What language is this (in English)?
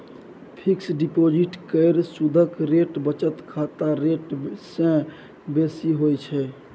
Maithili